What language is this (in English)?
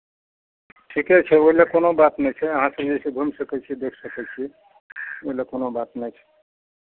Maithili